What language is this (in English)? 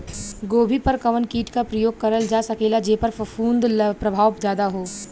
Bhojpuri